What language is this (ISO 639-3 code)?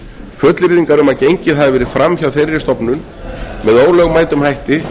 isl